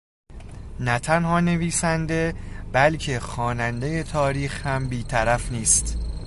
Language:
Persian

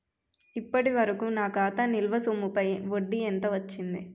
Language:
Telugu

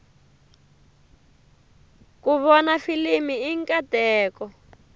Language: Tsonga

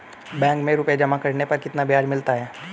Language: Hindi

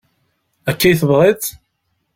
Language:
Kabyle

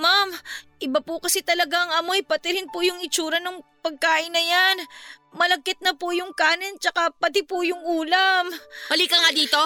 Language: Filipino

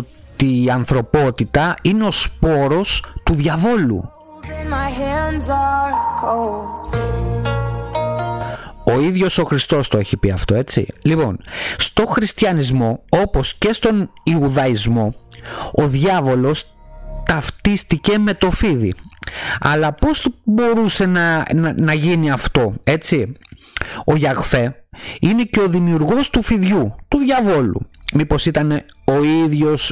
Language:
Greek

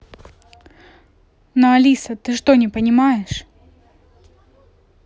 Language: Russian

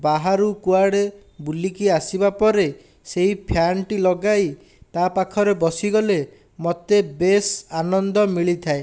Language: Odia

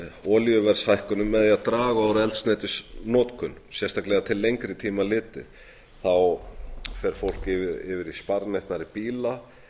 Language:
Icelandic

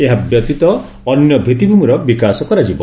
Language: Odia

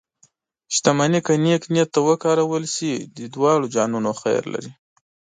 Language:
Pashto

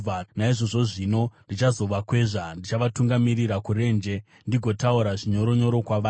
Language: Shona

